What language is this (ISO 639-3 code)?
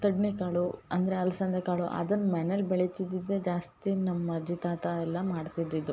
kan